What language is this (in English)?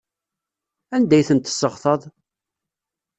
Kabyle